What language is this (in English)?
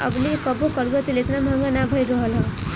Bhojpuri